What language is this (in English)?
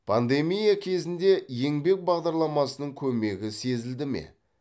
Kazakh